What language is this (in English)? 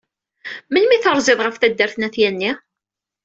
Kabyle